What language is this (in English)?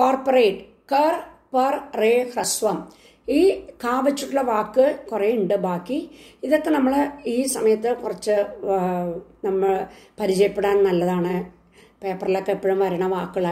Hindi